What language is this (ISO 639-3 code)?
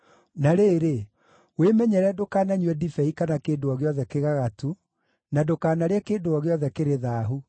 kik